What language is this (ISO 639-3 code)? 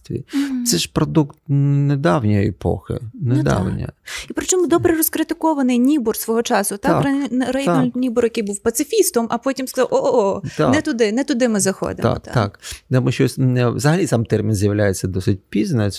ukr